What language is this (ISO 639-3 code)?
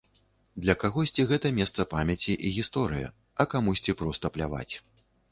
bel